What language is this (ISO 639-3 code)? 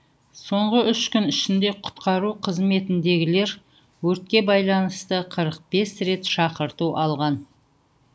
kaz